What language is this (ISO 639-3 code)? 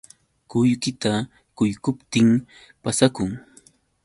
qux